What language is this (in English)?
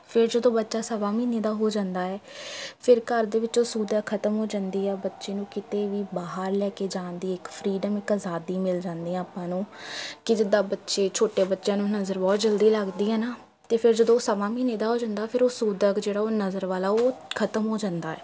Punjabi